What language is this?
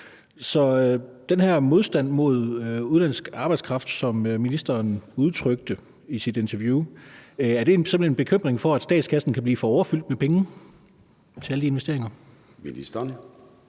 Danish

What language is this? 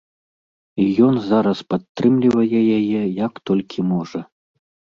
Belarusian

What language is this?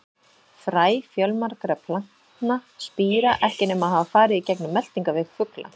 Icelandic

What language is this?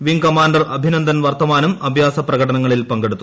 Malayalam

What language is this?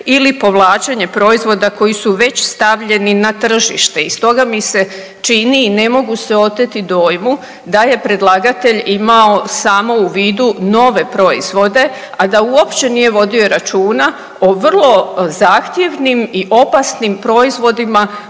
Croatian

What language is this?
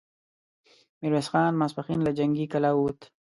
Pashto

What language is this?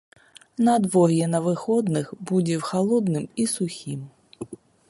Belarusian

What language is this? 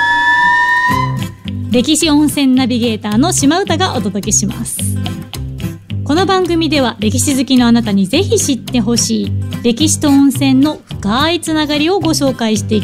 Japanese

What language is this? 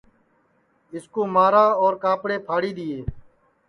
Sansi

